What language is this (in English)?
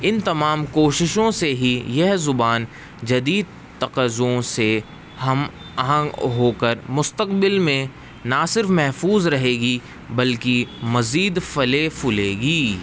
Urdu